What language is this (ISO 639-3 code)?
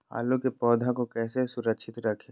mag